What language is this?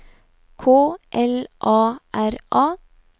Norwegian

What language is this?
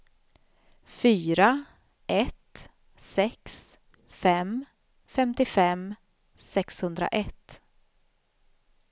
Swedish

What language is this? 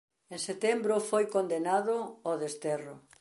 Galician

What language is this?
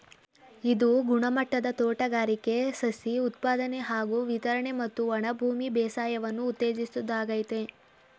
Kannada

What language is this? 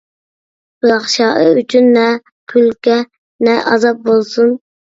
Uyghur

